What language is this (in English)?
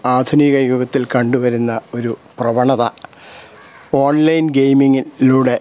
Malayalam